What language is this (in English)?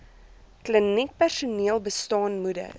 Afrikaans